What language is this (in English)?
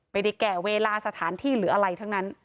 Thai